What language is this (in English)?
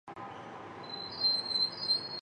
Chinese